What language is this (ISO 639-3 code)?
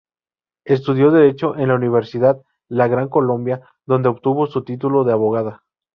spa